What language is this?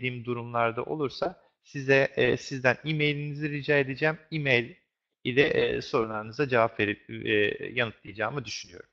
Turkish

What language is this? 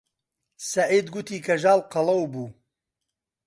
Central Kurdish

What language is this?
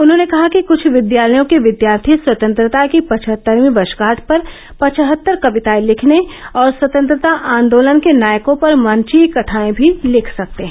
Hindi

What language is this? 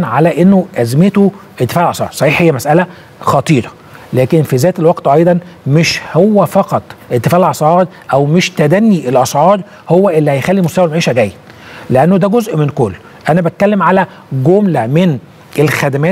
Arabic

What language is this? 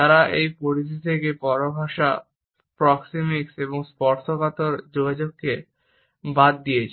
Bangla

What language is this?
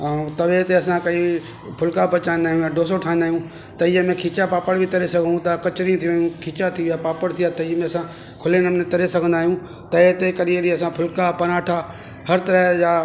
Sindhi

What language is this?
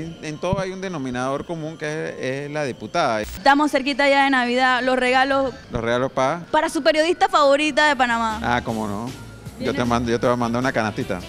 Spanish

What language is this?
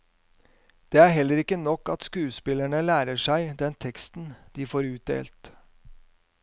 Norwegian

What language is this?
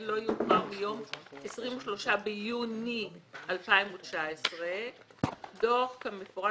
Hebrew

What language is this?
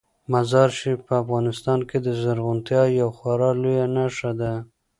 Pashto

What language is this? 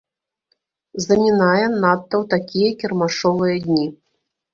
Belarusian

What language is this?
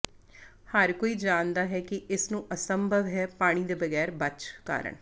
Punjabi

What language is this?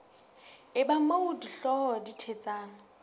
Southern Sotho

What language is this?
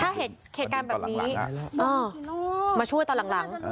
Thai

